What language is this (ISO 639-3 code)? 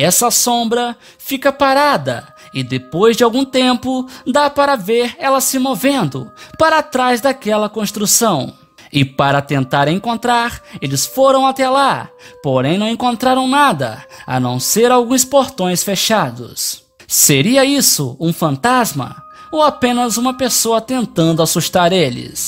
por